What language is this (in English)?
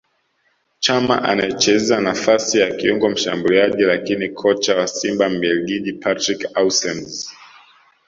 Swahili